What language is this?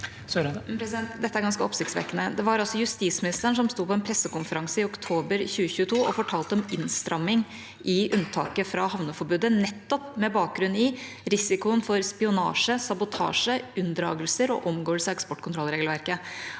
Norwegian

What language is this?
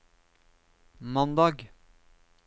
Norwegian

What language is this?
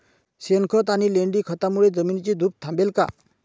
Marathi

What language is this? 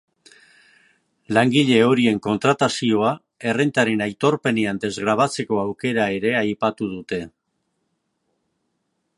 Basque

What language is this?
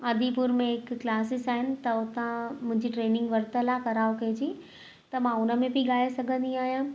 Sindhi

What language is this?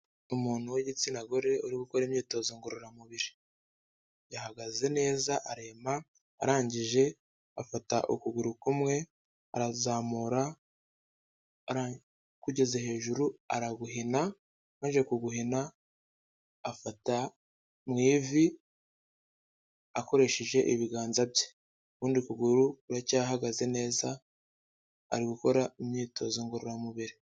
Kinyarwanda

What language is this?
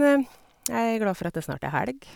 Norwegian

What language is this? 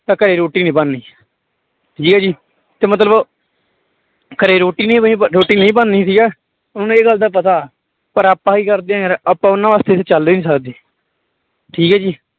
Punjabi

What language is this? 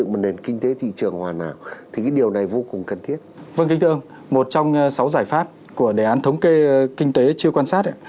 Vietnamese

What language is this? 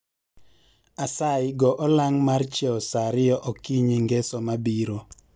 Luo (Kenya and Tanzania)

